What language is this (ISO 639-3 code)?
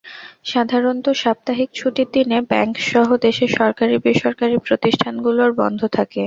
ben